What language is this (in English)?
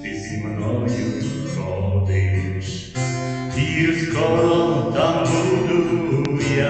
Ukrainian